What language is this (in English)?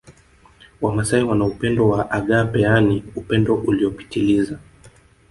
Swahili